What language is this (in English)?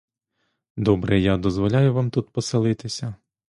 Ukrainian